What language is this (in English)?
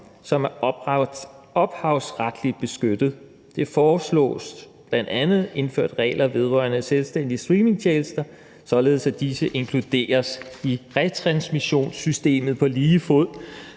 Danish